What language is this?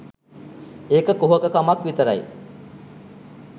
Sinhala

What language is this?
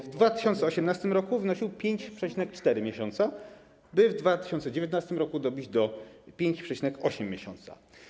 Polish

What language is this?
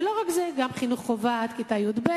Hebrew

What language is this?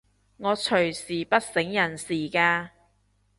Cantonese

